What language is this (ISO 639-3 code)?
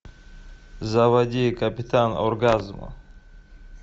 rus